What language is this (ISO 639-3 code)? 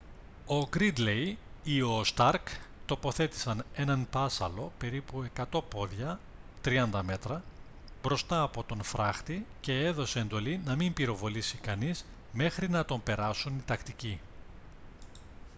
ell